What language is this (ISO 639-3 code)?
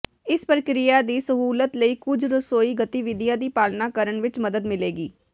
pan